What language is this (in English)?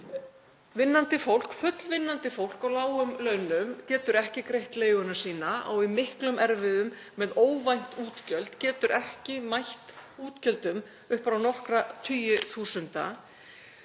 Icelandic